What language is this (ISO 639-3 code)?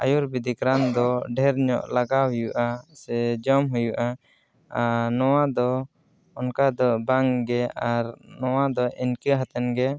sat